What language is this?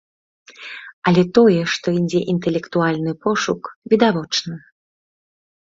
Belarusian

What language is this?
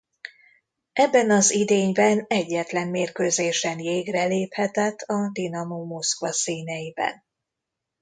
Hungarian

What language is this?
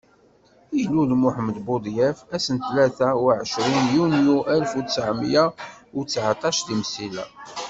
Kabyle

